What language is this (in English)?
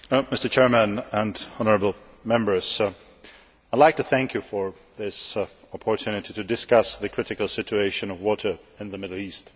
English